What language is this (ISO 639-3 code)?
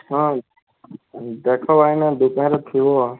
ori